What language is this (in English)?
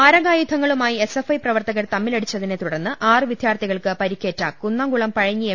Malayalam